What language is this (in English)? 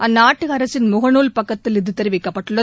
Tamil